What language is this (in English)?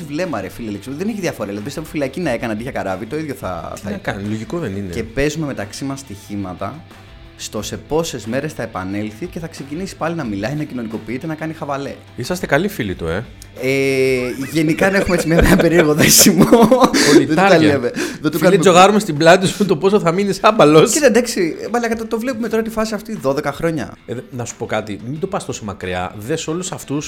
Greek